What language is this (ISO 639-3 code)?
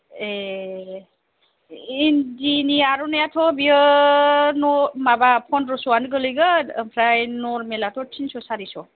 brx